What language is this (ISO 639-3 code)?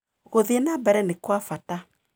kik